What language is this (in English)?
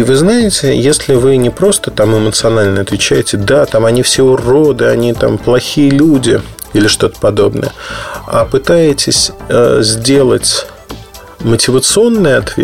Russian